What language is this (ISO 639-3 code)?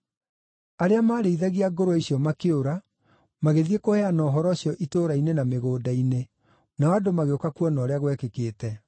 kik